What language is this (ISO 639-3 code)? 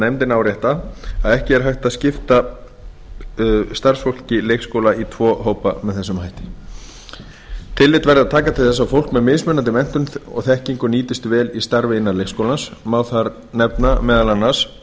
isl